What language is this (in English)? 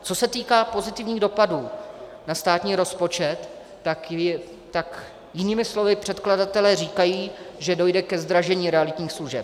Czech